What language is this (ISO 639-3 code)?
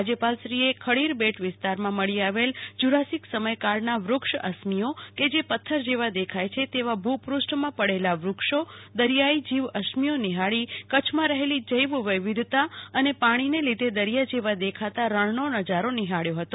guj